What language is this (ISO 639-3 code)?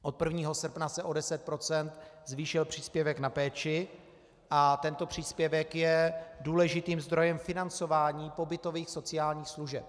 ces